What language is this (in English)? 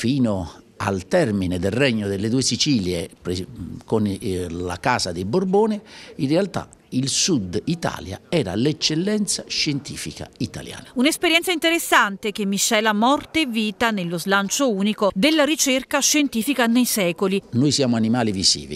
Italian